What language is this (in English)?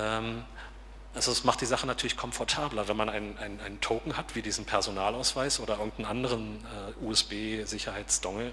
German